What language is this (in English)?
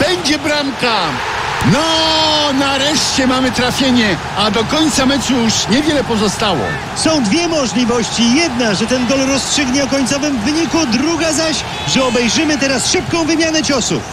Polish